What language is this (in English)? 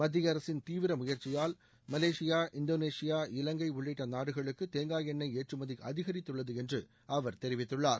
Tamil